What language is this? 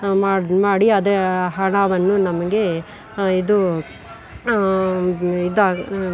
Kannada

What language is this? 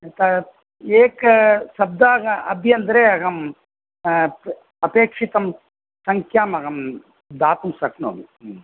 Sanskrit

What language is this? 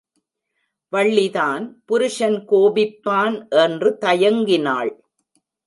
Tamil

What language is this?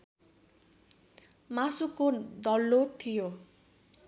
Nepali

